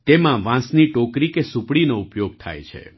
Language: Gujarati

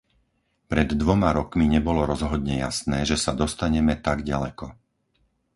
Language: Slovak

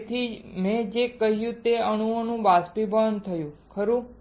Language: Gujarati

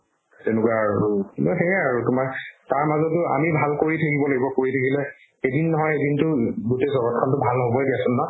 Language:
Assamese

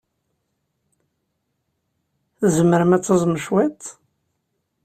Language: Kabyle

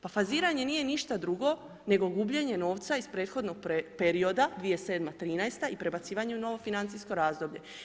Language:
Croatian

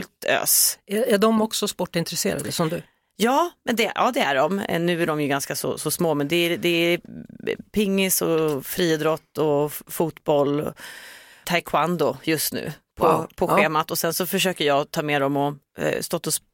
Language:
Swedish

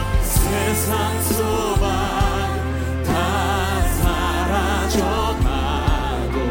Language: Korean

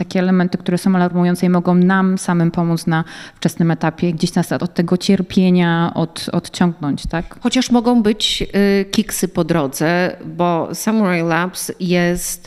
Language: Polish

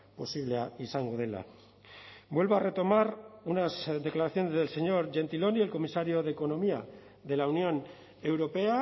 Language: Spanish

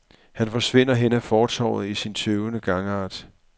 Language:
Danish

